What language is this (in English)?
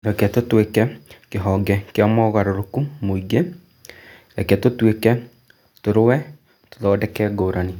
Kikuyu